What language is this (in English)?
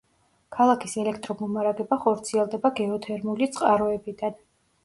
Georgian